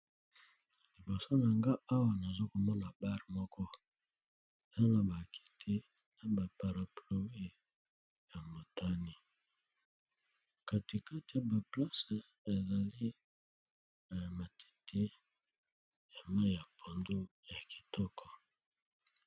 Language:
Lingala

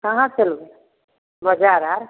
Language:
Maithili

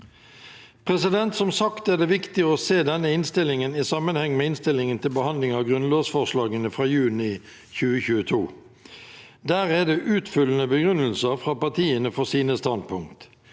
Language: Norwegian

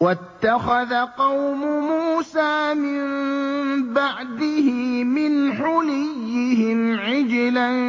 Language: Arabic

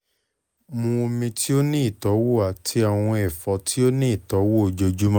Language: Yoruba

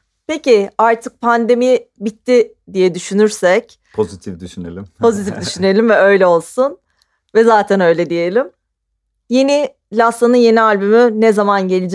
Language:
Turkish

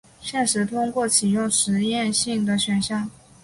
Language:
Chinese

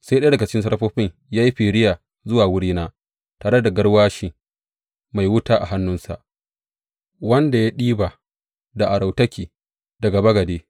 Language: Hausa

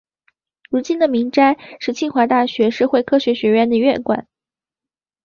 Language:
Chinese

